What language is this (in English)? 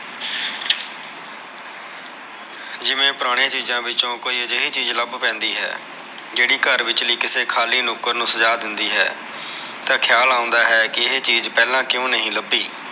Punjabi